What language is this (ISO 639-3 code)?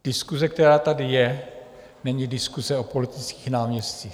ces